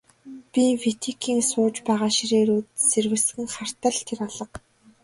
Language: Mongolian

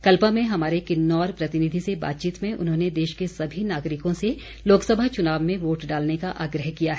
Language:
Hindi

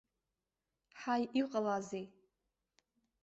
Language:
Abkhazian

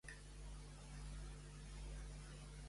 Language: Catalan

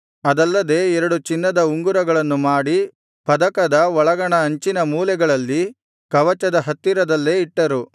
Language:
Kannada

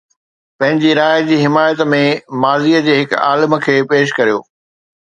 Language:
Sindhi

